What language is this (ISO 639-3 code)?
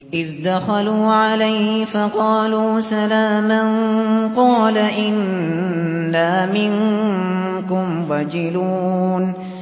ara